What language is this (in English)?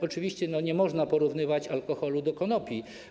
Polish